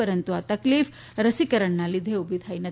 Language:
Gujarati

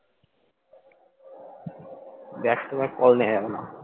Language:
Bangla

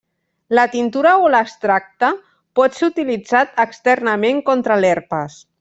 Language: Catalan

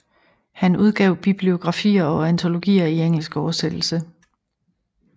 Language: Danish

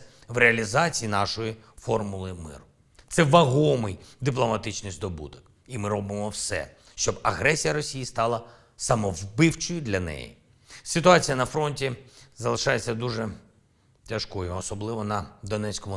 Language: Ukrainian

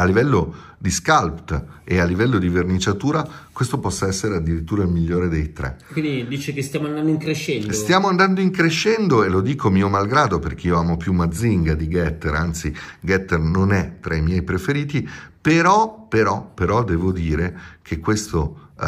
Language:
Italian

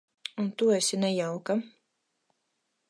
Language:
Latvian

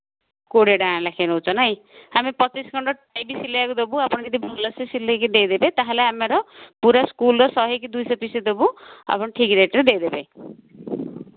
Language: Odia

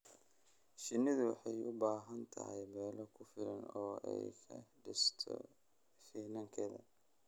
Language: Somali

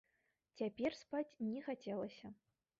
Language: Belarusian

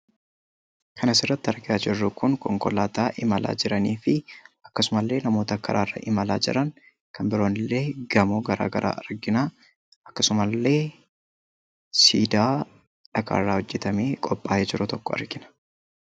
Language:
Oromo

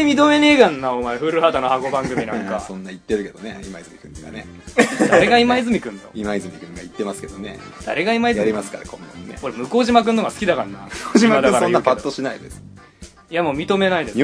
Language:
Japanese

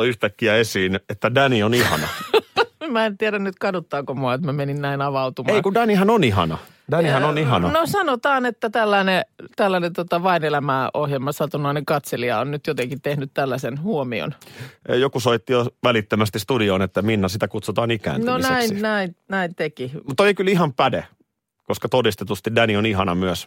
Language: Finnish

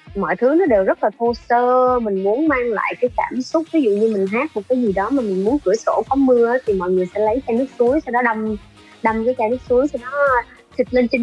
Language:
Vietnamese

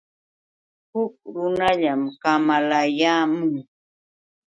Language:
Yauyos Quechua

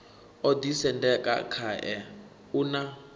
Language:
Venda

